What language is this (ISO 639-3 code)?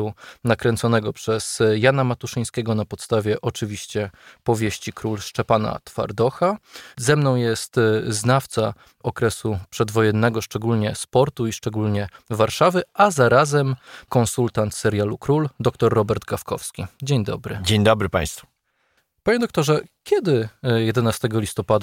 pol